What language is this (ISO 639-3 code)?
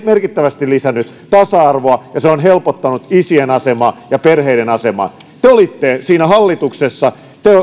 fin